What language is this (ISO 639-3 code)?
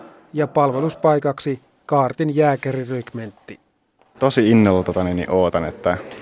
fin